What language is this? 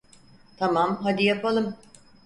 Turkish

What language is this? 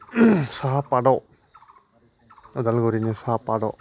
Bodo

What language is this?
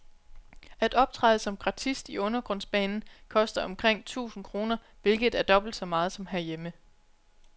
Danish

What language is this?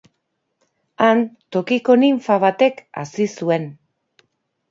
Basque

